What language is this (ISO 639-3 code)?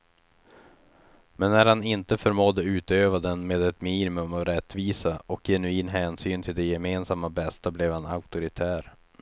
swe